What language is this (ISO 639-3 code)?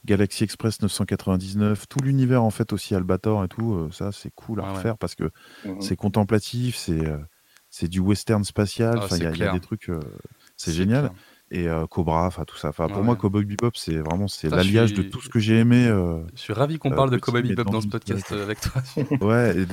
fra